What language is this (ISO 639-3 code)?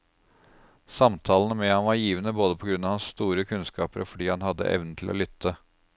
nor